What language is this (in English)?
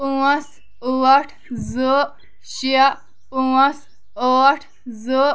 Kashmiri